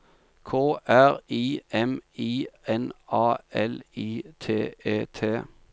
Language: Norwegian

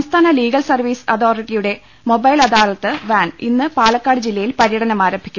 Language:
Malayalam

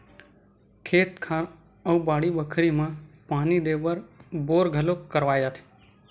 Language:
Chhattisgarhi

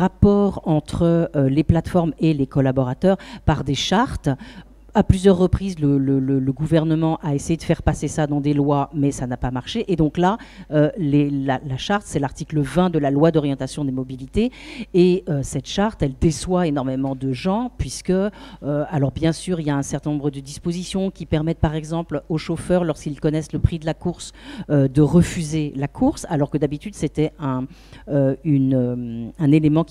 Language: French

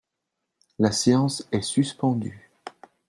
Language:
French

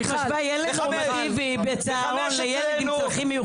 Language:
Hebrew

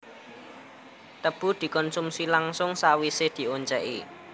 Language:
Javanese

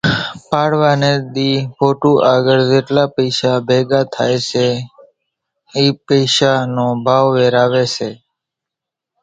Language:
Kachi Koli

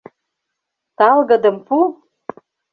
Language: Mari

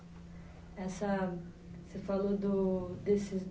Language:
Portuguese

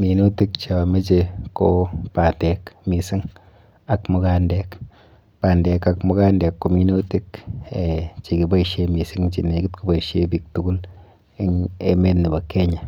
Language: Kalenjin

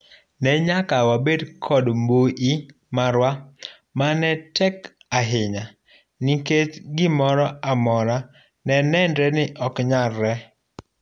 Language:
Luo (Kenya and Tanzania)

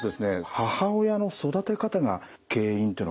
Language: Japanese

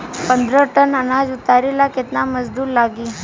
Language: Bhojpuri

